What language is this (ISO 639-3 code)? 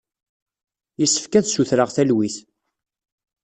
kab